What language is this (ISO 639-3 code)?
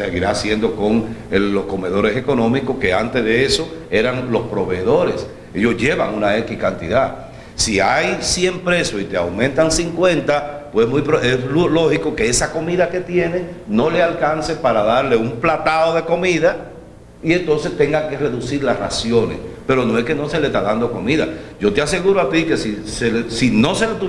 spa